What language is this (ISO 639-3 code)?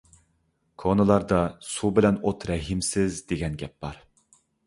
uig